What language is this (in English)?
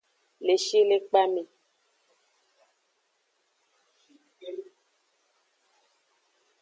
Aja (Benin)